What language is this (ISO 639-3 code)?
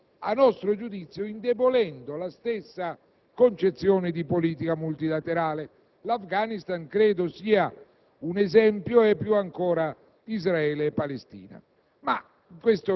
ita